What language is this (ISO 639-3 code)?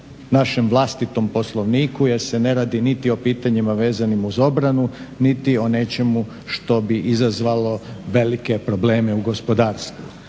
hrv